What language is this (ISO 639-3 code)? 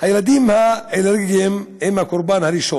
heb